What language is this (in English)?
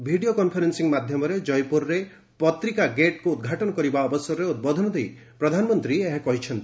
Odia